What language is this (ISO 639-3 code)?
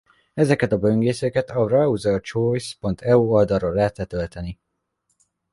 hun